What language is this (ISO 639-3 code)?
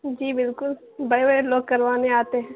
urd